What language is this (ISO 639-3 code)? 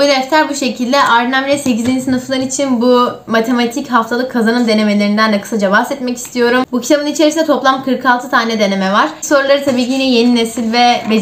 tur